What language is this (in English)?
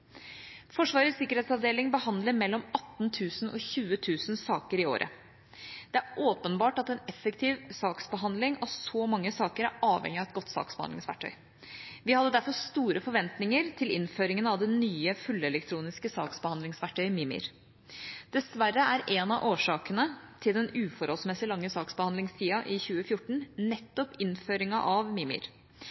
Norwegian Bokmål